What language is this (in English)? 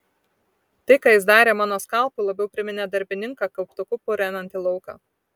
Lithuanian